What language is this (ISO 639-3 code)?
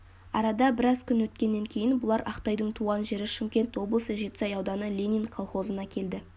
kaz